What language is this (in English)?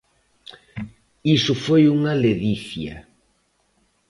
Galician